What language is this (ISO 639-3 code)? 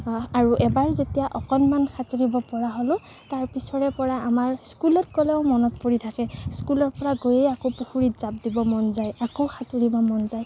asm